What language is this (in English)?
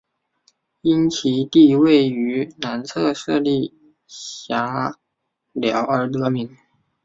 Chinese